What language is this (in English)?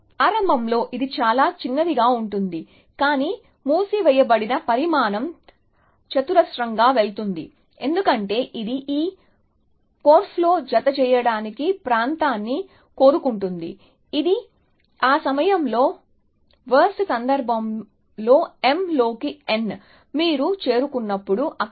Telugu